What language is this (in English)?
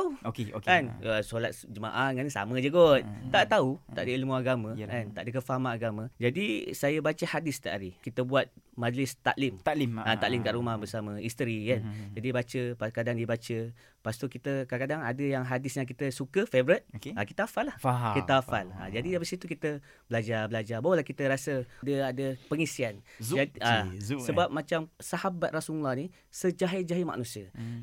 Malay